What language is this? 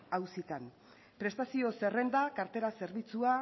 Basque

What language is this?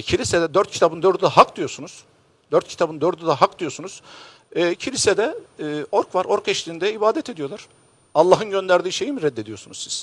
Turkish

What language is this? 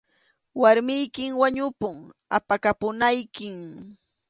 Arequipa-La Unión Quechua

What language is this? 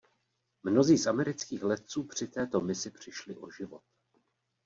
Czech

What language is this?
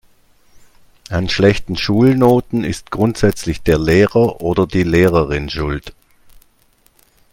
German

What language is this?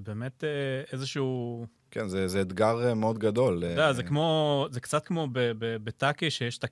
Hebrew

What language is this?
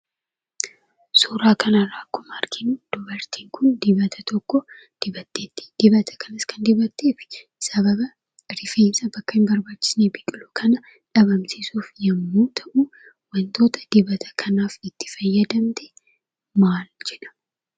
Oromo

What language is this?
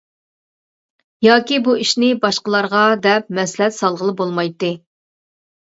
Uyghur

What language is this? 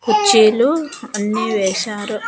Telugu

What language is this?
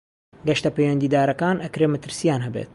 Central Kurdish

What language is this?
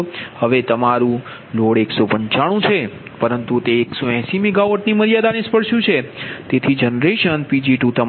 Gujarati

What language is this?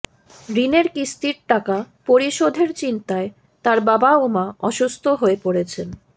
Bangla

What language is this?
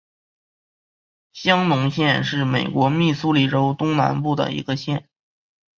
Chinese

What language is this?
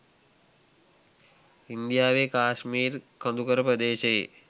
Sinhala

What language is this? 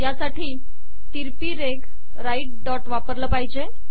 Marathi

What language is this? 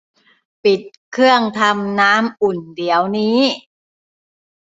Thai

